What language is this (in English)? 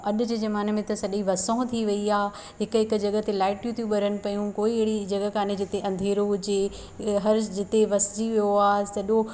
Sindhi